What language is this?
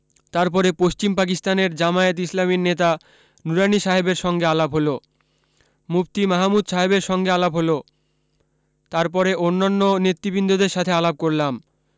Bangla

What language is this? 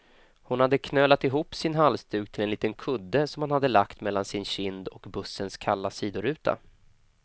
Swedish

